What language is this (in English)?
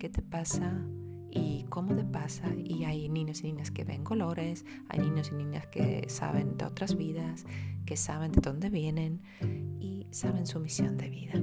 Spanish